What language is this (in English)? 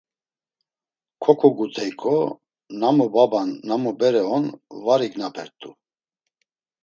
Laz